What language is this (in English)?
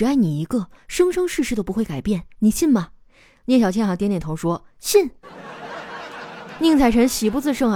Chinese